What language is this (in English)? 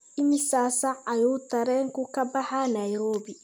Somali